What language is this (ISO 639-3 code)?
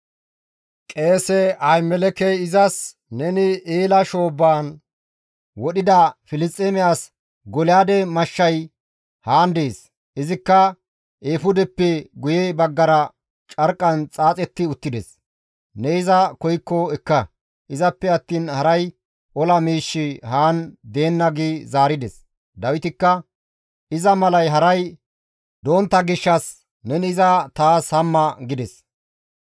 gmv